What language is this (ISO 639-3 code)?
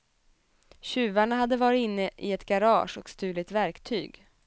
swe